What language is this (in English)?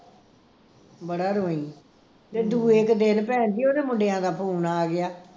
Punjabi